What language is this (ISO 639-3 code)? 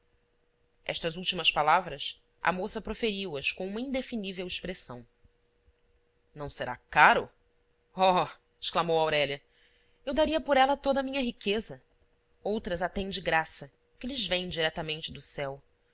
por